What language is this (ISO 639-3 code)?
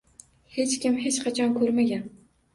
uzb